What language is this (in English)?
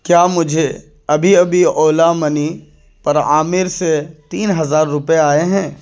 Urdu